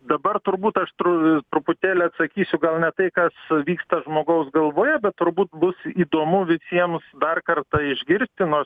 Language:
Lithuanian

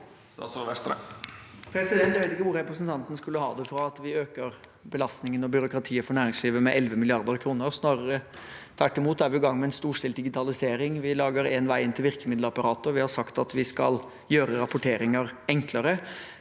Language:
Norwegian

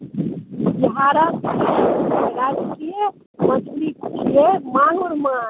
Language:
Maithili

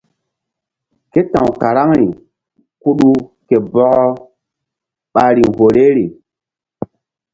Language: Mbum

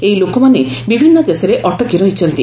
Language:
Odia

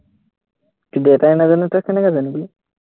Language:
Assamese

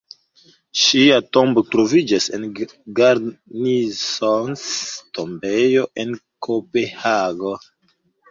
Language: Esperanto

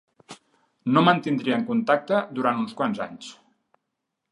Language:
Catalan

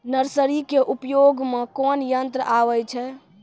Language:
Maithili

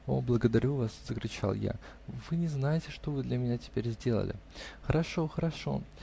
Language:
Russian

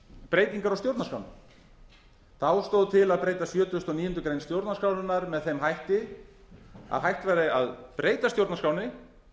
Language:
Icelandic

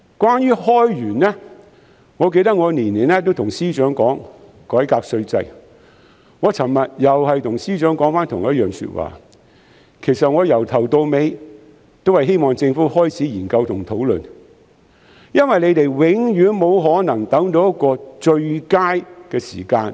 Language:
Cantonese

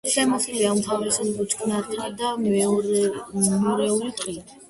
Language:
Georgian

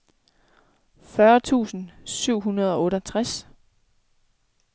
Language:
Danish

